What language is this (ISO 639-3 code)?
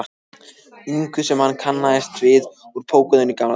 isl